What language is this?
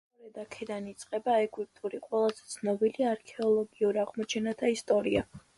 Georgian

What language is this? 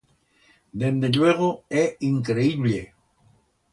Aragonese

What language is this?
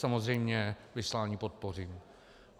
Czech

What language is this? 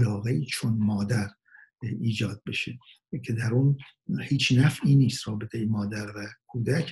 Persian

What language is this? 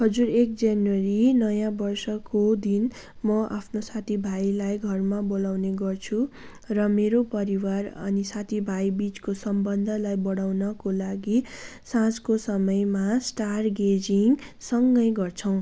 Nepali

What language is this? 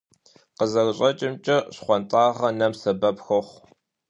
Kabardian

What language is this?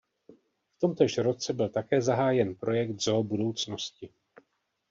Czech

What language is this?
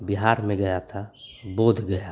Hindi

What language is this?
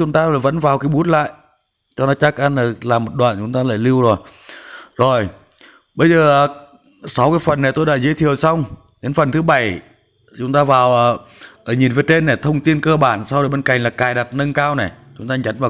Vietnamese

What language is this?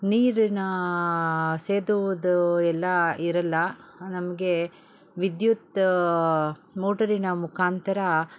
Kannada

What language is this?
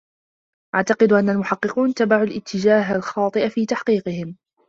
Arabic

